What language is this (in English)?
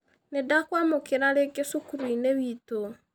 Kikuyu